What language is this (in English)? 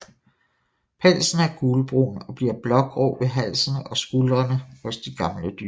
Danish